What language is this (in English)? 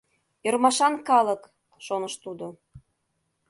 Mari